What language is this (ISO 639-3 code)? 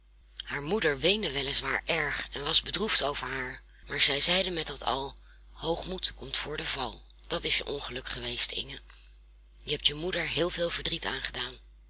nld